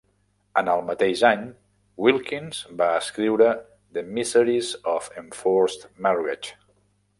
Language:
Catalan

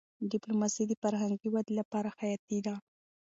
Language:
Pashto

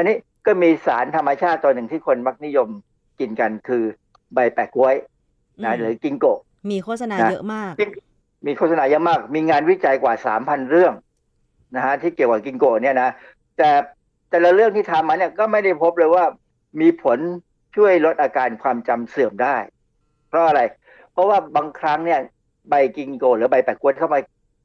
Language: Thai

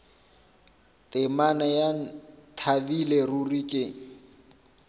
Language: Northern Sotho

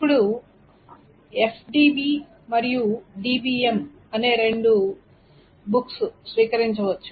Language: Telugu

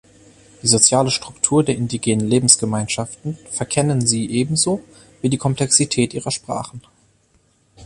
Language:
German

